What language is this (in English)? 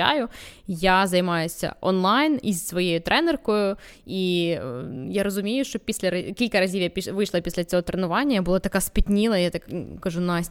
Ukrainian